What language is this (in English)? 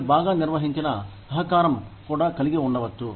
Telugu